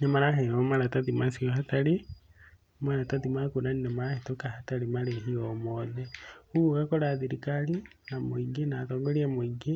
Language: Kikuyu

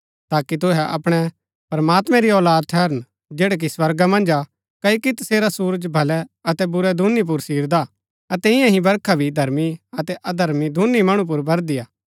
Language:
Gaddi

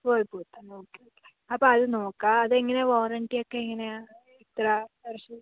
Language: Malayalam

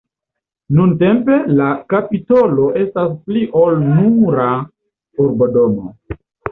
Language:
Esperanto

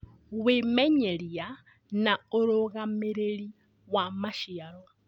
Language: Kikuyu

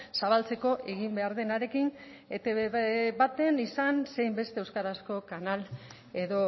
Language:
Basque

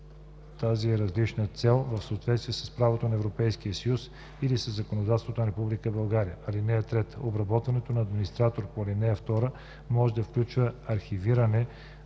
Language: Bulgarian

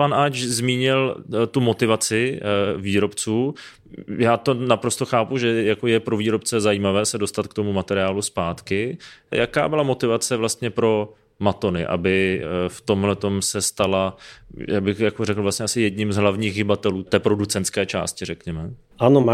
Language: Czech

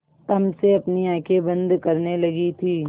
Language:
Hindi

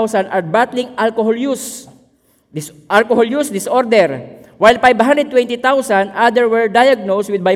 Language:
Filipino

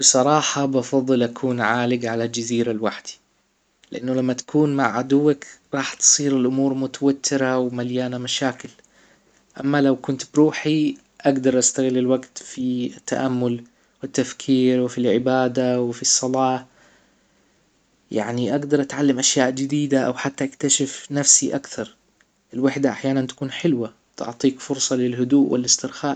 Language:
Hijazi Arabic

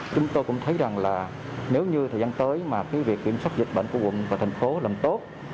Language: Vietnamese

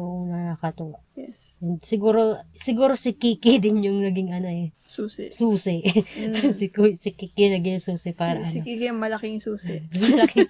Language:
Filipino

